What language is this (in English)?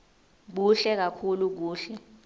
Swati